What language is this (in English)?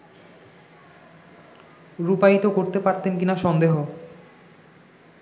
Bangla